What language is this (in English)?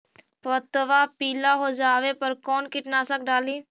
Magahi